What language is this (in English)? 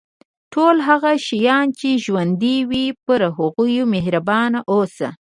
Pashto